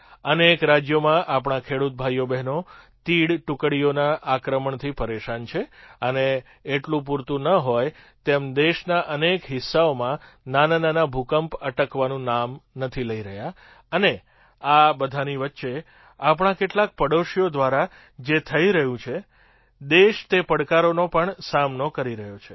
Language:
Gujarati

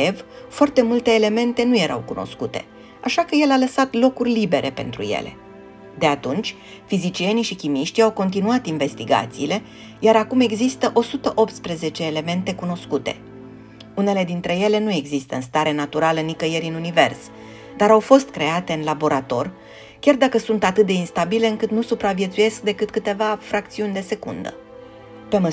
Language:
Romanian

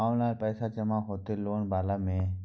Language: Maithili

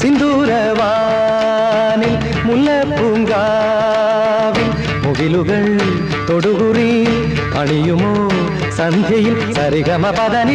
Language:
Malayalam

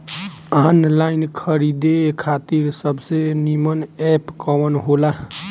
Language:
Bhojpuri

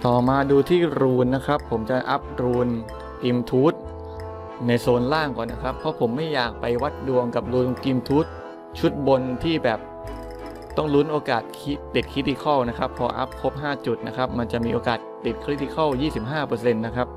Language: Thai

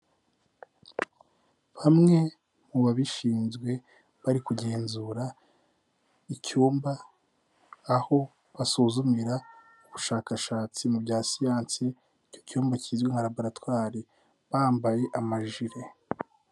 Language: Kinyarwanda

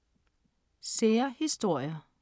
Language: Danish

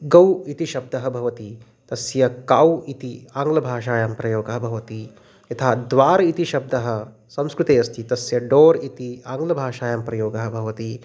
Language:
Sanskrit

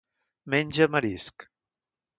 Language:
Catalan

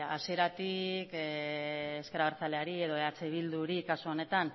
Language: Basque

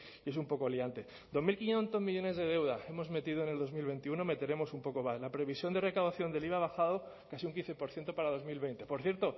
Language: Spanish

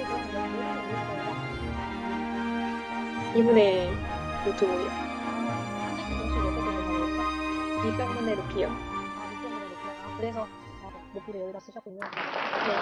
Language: Korean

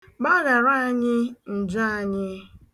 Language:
Igbo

